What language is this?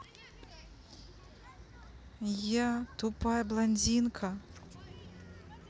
Russian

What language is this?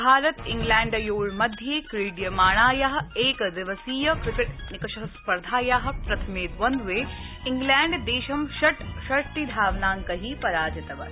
Sanskrit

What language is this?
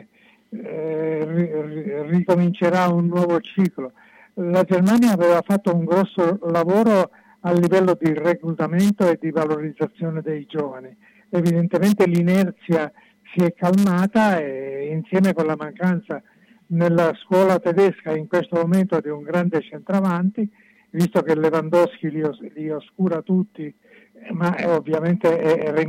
Italian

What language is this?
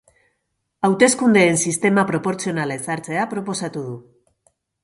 Basque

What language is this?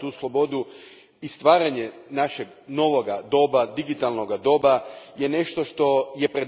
Croatian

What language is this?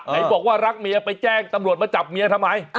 Thai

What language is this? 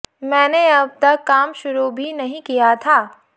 Hindi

